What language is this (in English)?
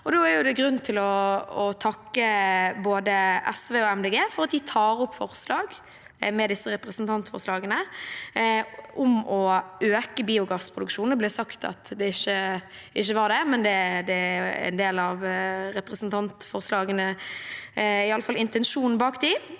Norwegian